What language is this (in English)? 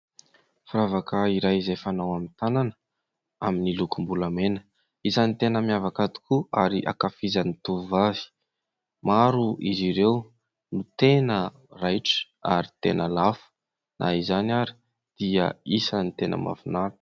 Malagasy